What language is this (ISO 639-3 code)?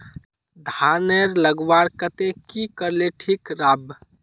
mag